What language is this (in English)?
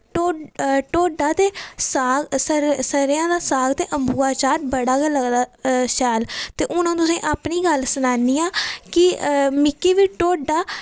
Dogri